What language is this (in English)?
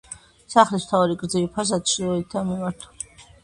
Georgian